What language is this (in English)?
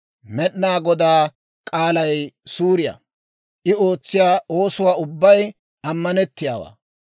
Dawro